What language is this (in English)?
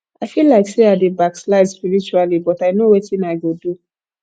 Nigerian Pidgin